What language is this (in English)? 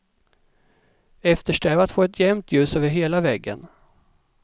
Swedish